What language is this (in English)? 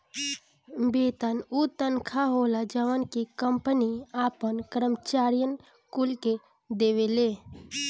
Bhojpuri